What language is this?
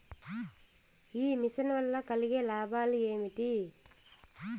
Telugu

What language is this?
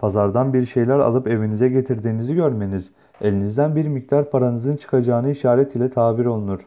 Turkish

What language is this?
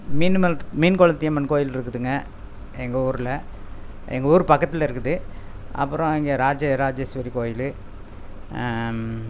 Tamil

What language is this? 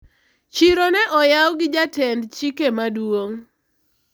Luo (Kenya and Tanzania)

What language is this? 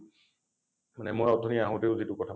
Assamese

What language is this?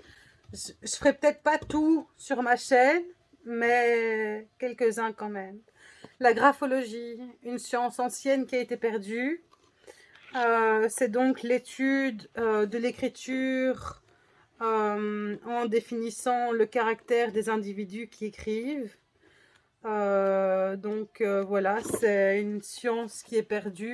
French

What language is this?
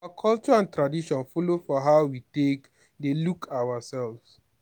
Nigerian Pidgin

